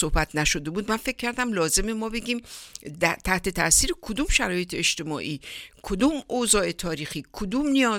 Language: Persian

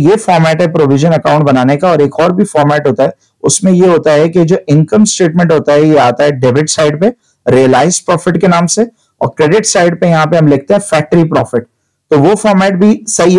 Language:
Hindi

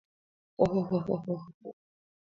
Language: Mari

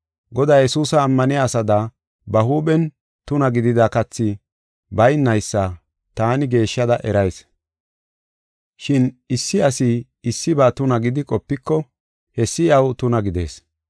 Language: Gofa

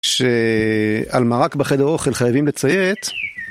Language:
Hebrew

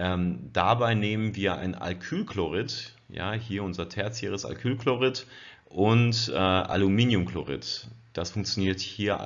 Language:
German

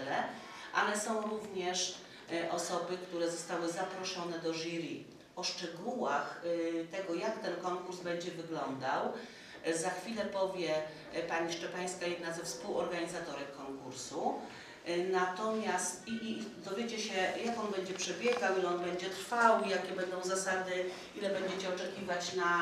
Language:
Polish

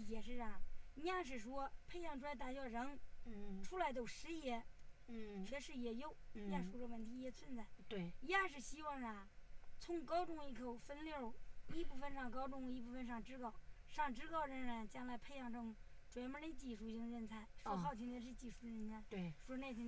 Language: Chinese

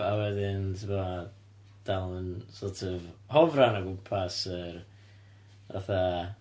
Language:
Welsh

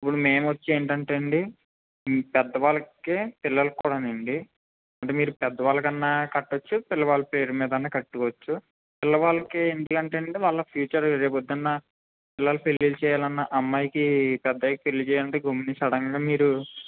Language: Telugu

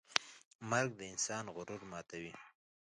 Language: Pashto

